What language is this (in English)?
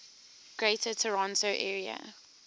English